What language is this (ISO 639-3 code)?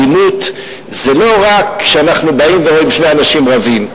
heb